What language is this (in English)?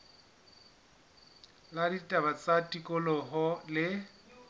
Southern Sotho